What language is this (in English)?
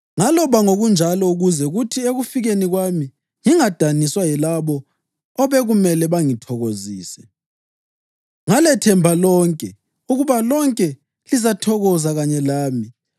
North Ndebele